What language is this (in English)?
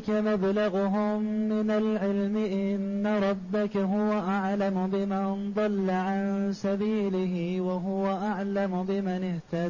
Arabic